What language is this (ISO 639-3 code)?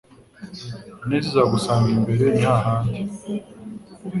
kin